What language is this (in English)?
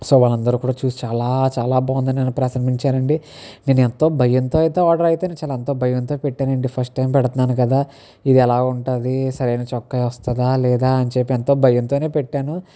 Telugu